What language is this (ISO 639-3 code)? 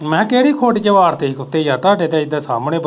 pan